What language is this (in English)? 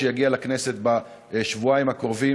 Hebrew